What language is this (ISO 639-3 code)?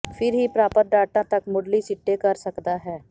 pan